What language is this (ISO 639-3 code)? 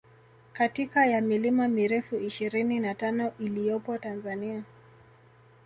swa